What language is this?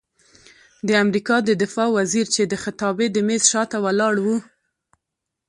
Pashto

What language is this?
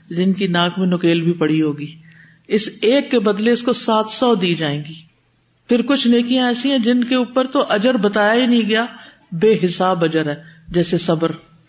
Urdu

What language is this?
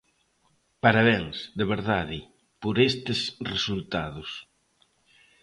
Galician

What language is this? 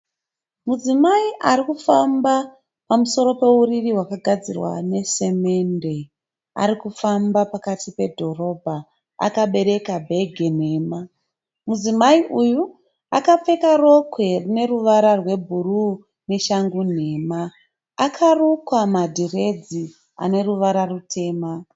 Shona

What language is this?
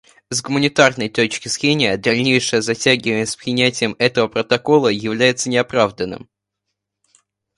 Russian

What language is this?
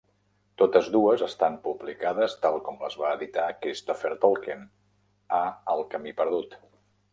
Catalan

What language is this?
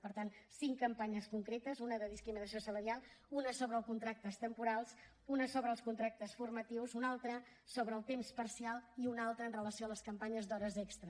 Catalan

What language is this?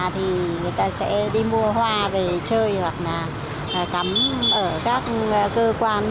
Vietnamese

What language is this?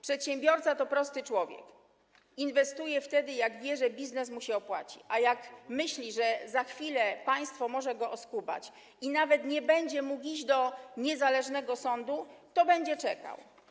Polish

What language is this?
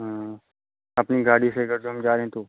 Hindi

